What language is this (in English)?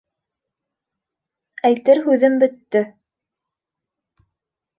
Bashkir